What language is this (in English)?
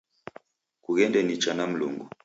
Taita